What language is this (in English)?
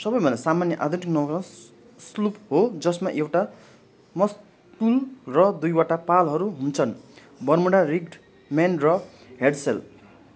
Nepali